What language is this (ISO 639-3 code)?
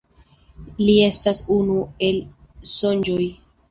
epo